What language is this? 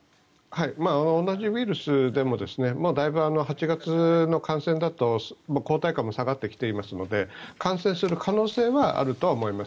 Japanese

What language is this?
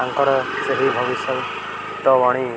Odia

